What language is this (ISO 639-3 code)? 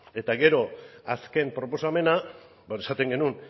eus